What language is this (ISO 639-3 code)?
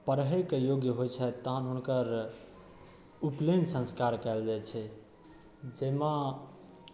mai